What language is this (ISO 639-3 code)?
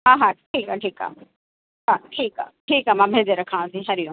snd